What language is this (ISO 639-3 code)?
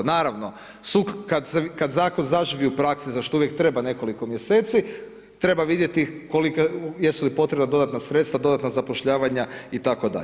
hrv